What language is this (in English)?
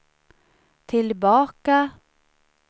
Swedish